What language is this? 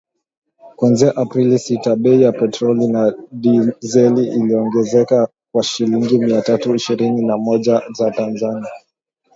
Swahili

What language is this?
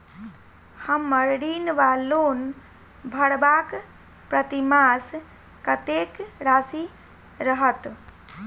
Maithili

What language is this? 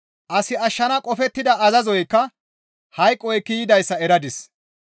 Gamo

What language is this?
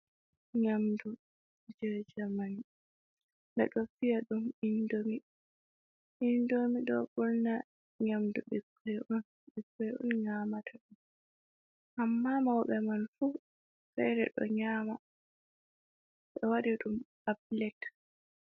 Fula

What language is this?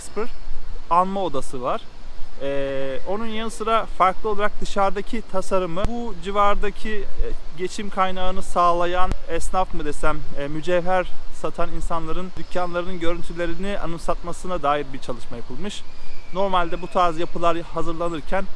Turkish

